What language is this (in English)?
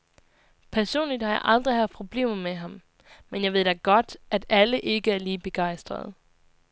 Danish